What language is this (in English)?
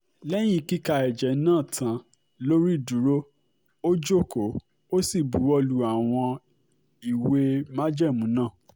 Yoruba